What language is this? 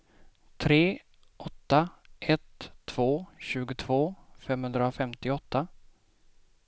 Swedish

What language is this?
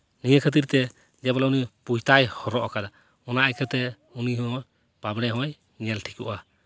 Santali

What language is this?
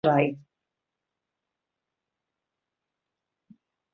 Welsh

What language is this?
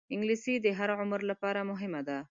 Pashto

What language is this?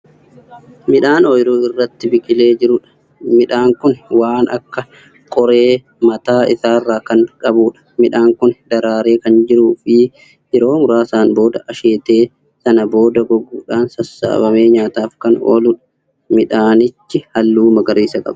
Oromo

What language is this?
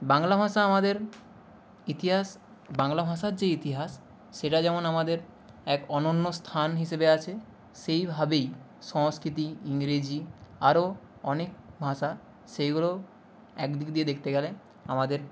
Bangla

